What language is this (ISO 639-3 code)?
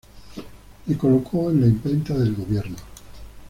spa